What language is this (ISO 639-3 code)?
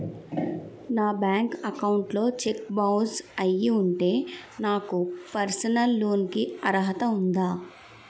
tel